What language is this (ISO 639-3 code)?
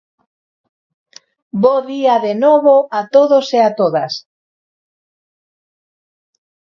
glg